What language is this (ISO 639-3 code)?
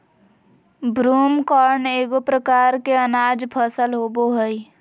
mag